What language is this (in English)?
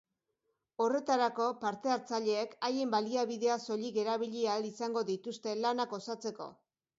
Basque